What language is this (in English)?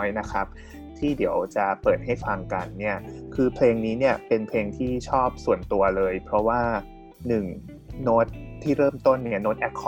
Thai